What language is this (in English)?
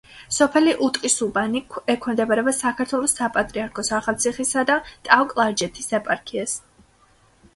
Georgian